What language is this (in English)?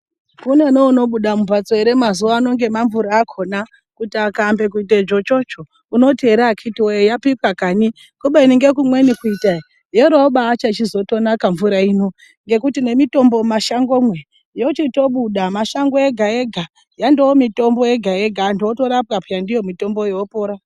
Ndau